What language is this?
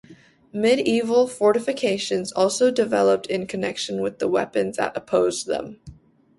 English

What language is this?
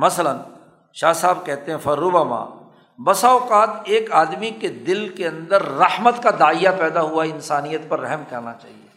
Urdu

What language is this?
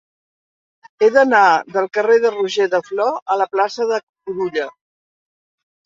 Catalan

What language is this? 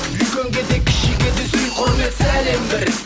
Kazakh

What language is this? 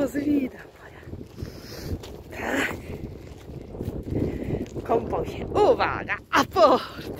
Polish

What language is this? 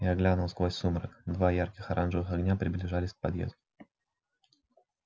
Russian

